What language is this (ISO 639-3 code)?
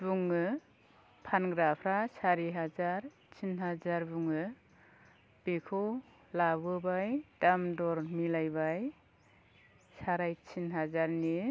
brx